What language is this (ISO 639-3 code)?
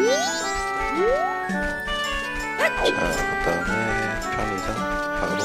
kor